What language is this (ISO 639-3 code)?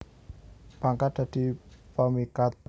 jav